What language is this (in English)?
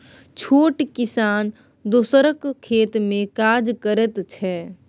Maithili